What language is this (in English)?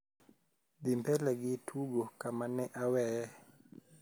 Luo (Kenya and Tanzania)